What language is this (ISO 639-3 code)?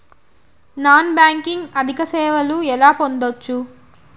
tel